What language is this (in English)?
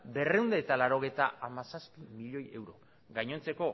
Basque